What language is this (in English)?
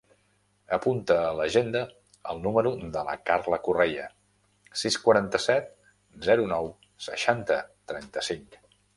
Catalan